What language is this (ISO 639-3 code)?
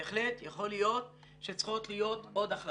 heb